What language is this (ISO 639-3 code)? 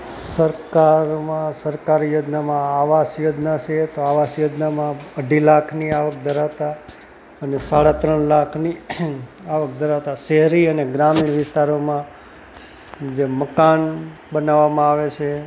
guj